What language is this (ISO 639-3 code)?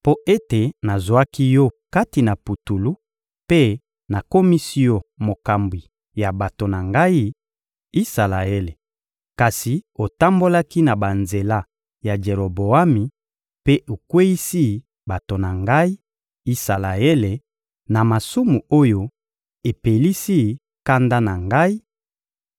lin